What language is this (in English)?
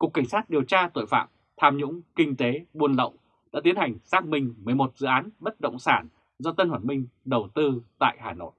Vietnamese